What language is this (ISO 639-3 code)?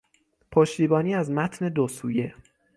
fas